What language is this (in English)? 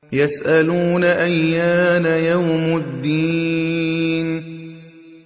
Arabic